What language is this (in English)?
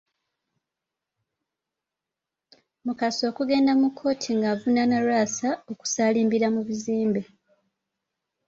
Ganda